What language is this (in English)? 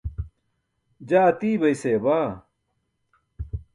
Burushaski